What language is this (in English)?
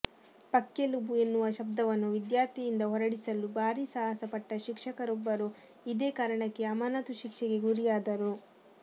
Kannada